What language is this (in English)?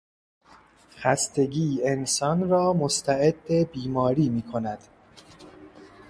Persian